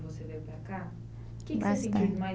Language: Portuguese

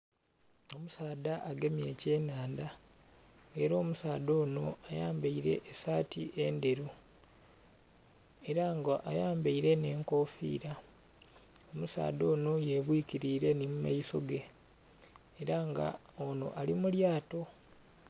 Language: Soga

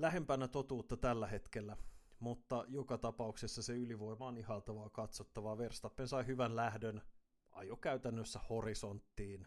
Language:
Finnish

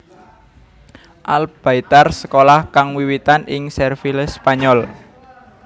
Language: Javanese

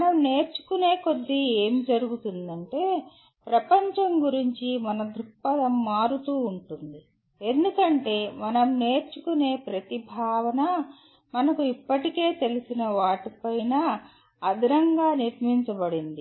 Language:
Telugu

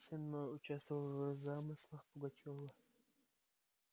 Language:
Russian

